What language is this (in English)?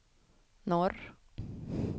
Swedish